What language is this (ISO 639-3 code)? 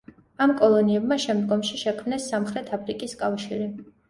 kat